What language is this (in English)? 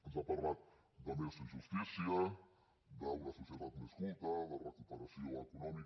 Catalan